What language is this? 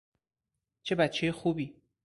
Persian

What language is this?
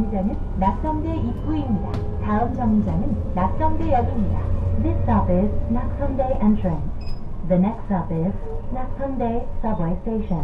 Korean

